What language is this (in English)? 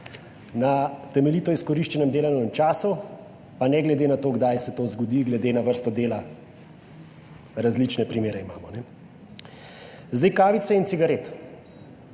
Slovenian